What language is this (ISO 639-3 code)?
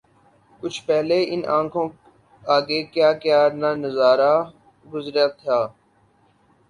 urd